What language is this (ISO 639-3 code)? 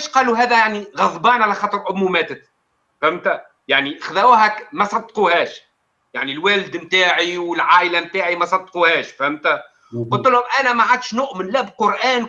ara